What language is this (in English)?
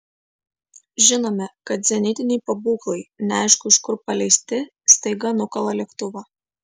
Lithuanian